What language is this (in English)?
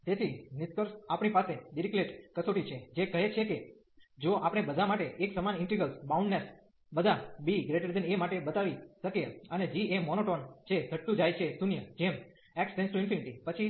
Gujarati